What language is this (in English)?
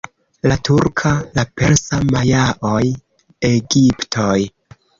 Esperanto